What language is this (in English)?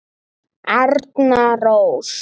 Icelandic